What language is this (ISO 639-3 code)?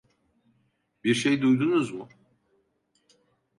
tur